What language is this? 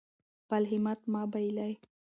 Pashto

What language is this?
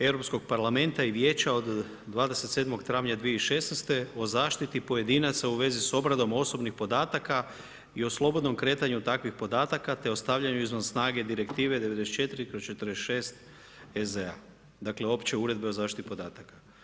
Croatian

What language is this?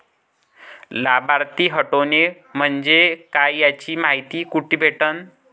Marathi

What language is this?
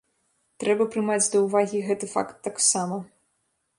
Belarusian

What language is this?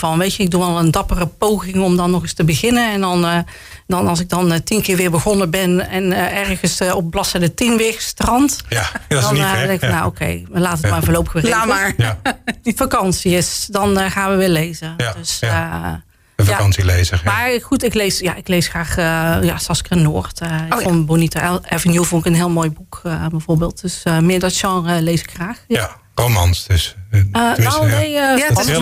Dutch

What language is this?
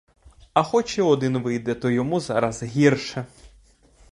Ukrainian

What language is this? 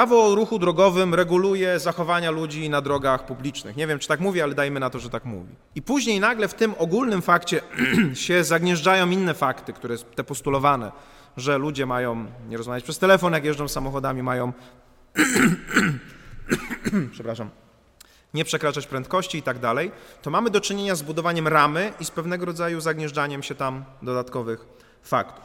Polish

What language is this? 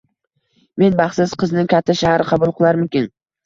Uzbek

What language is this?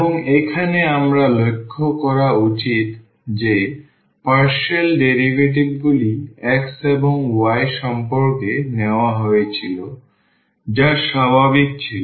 Bangla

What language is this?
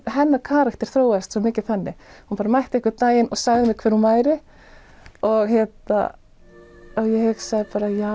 Icelandic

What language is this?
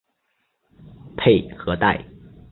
Chinese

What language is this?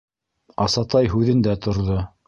Bashkir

